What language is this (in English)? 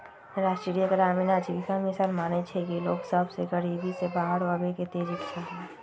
Magahi